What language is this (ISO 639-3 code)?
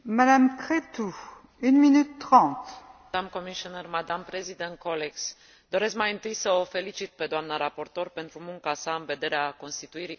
ron